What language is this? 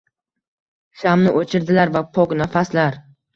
Uzbek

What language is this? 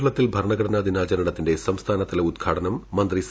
Malayalam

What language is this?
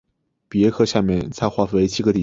Chinese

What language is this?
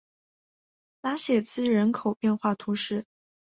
Chinese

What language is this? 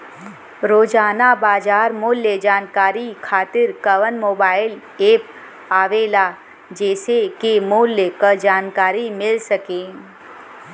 Bhojpuri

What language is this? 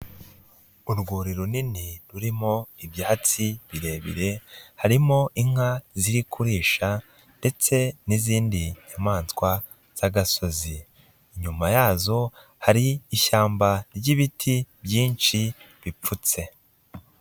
Kinyarwanda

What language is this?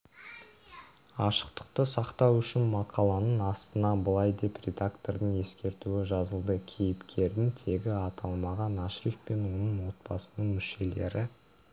Kazakh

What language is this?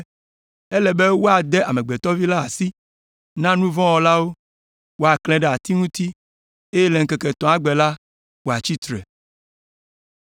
Ewe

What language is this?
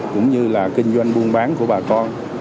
Vietnamese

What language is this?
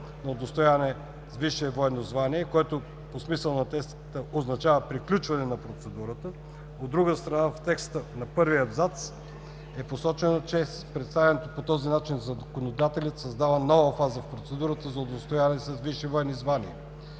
Bulgarian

